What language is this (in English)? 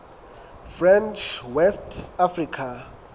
Southern Sotho